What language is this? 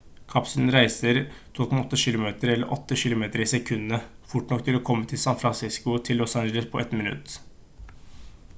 Norwegian Bokmål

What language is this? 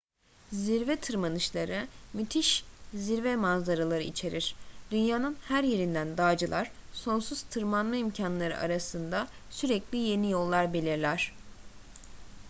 Turkish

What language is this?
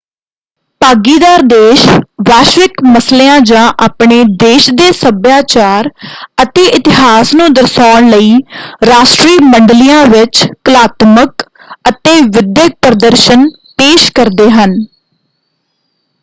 Punjabi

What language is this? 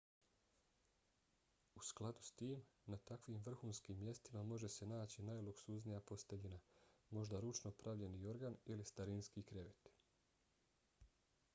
Bosnian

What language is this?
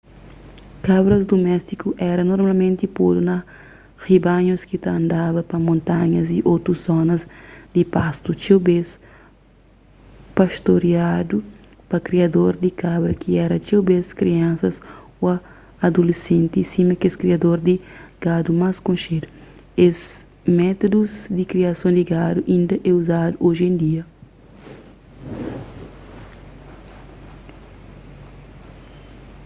Kabuverdianu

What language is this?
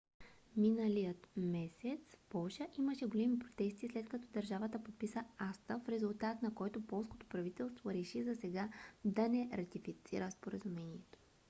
Bulgarian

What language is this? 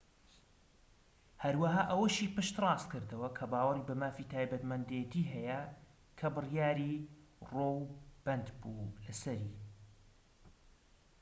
Central Kurdish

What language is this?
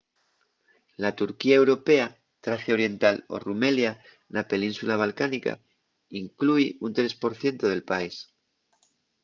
Asturian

